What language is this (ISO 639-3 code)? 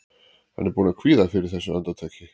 isl